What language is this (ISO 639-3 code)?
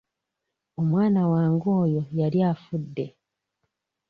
lug